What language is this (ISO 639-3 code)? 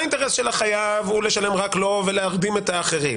heb